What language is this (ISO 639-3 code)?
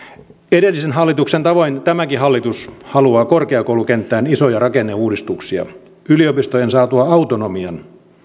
fin